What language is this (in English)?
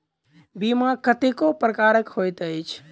Maithili